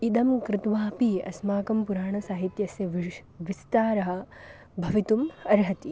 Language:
Sanskrit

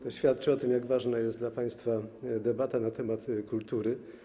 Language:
Polish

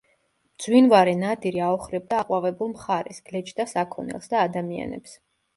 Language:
Georgian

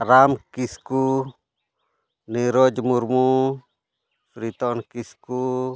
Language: Santali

